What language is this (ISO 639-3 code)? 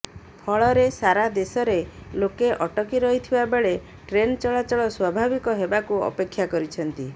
ori